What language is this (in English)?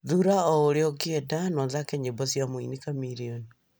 Kikuyu